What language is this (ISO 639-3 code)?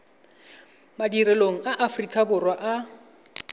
tsn